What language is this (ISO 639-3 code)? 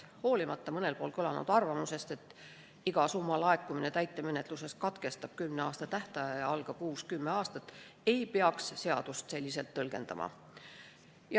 est